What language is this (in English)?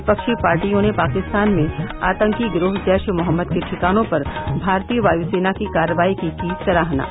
Hindi